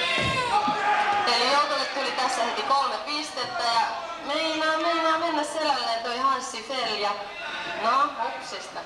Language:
Finnish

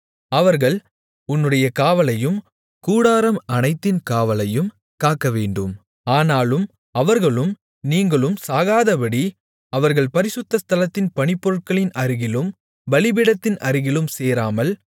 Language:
Tamil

